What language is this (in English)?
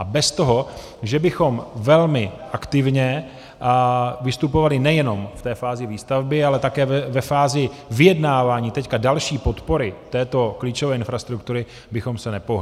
Czech